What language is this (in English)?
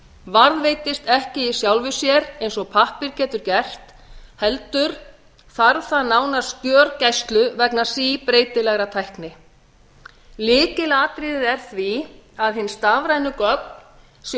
Icelandic